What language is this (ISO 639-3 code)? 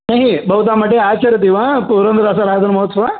san